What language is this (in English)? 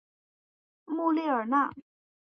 Chinese